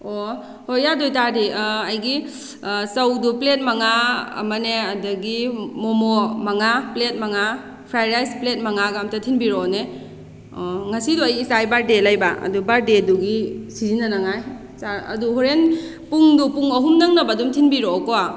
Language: Manipuri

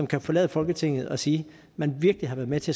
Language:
Danish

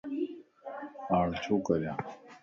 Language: Lasi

